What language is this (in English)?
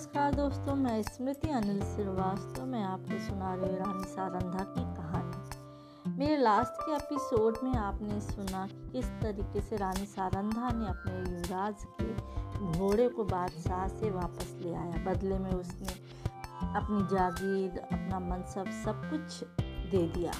Hindi